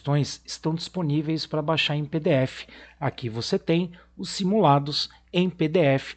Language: Portuguese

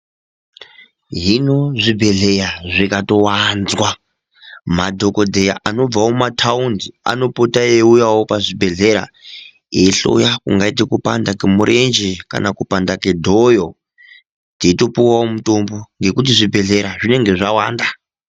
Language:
Ndau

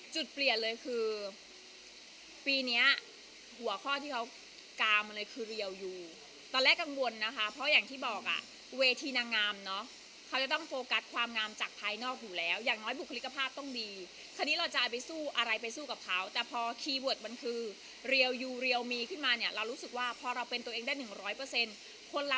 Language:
Thai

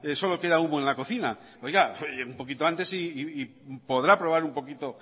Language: Spanish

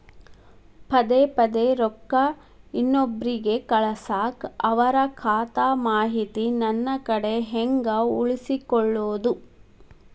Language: Kannada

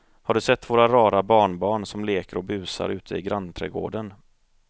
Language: Swedish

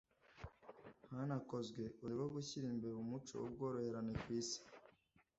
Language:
Kinyarwanda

